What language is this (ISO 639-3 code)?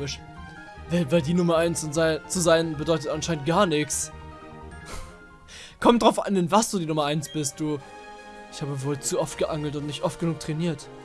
deu